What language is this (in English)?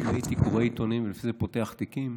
Hebrew